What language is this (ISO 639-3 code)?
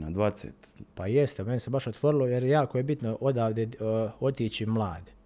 hrv